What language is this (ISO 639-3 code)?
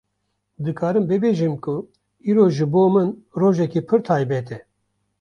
kur